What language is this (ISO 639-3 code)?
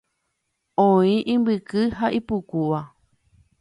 grn